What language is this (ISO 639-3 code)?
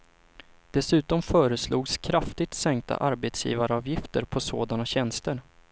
swe